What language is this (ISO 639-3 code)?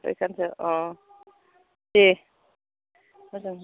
brx